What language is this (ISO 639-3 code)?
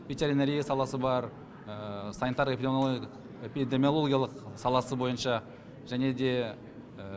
kaz